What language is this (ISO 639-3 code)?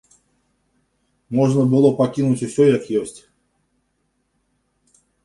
bel